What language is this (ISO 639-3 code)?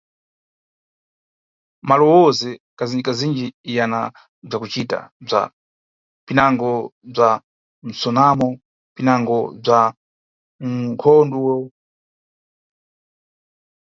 nyu